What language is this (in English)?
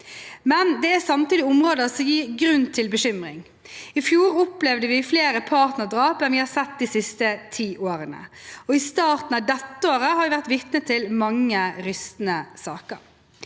Norwegian